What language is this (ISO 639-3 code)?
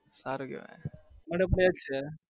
guj